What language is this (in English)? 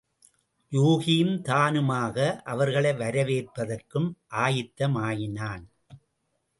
Tamil